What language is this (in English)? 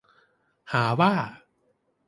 Thai